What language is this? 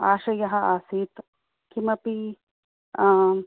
Sanskrit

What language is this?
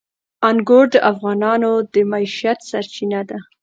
Pashto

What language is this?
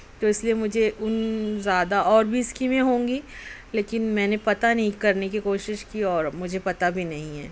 Urdu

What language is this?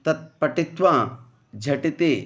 Sanskrit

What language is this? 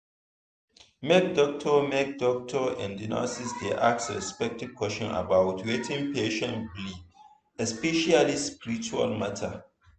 Nigerian Pidgin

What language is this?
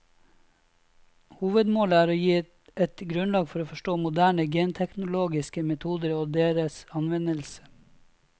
Norwegian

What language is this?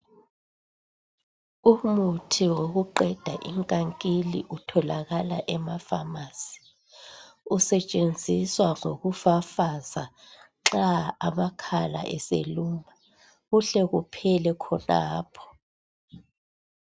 North Ndebele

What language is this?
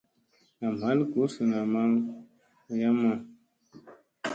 Musey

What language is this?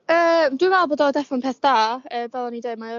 Welsh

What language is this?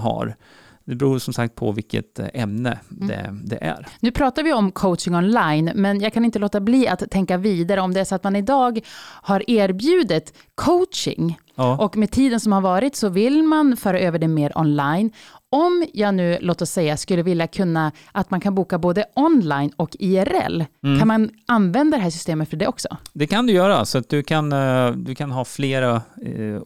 Swedish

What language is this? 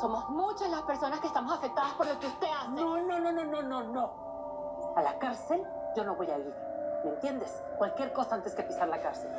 Spanish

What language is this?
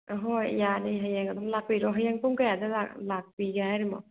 Manipuri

